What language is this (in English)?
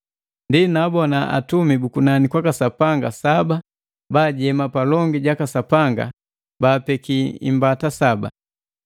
Matengo